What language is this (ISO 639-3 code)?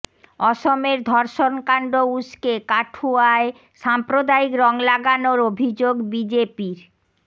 ben